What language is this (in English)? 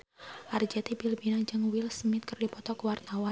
Sundanese